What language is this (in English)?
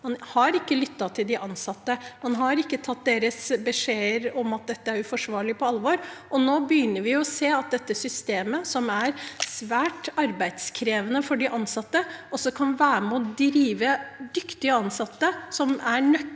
Norwegian